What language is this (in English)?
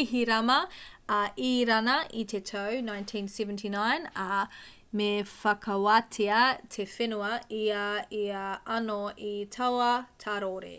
Māori